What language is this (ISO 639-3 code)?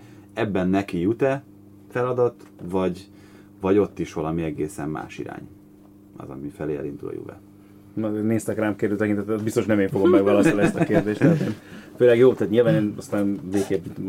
hun